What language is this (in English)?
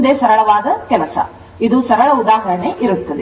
Kannada